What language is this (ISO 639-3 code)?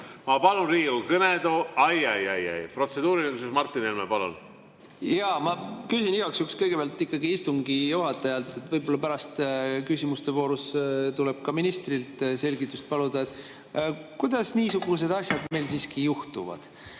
est